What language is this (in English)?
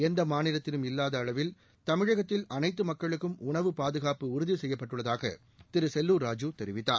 Tamil